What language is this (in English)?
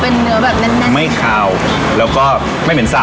Thai